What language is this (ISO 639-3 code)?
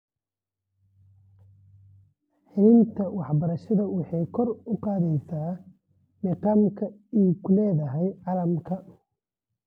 som